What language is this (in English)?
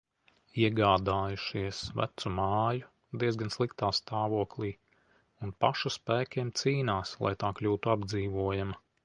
Latvian